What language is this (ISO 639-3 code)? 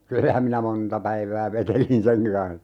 fin